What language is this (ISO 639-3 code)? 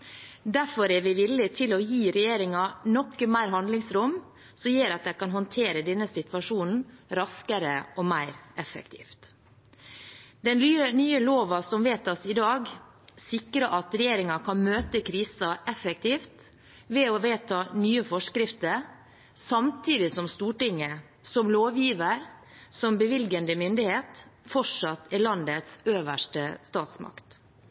nob